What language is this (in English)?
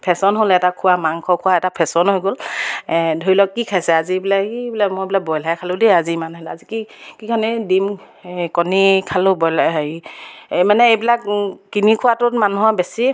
Assamese